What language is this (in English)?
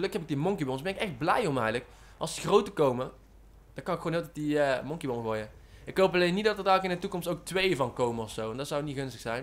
Dutch